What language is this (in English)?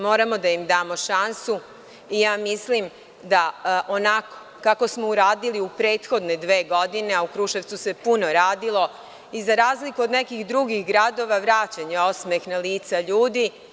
Serbian